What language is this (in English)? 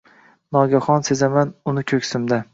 Uzbek